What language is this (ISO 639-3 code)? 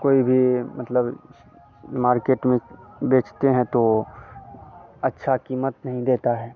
hin